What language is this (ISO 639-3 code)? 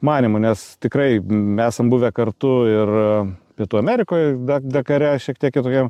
lit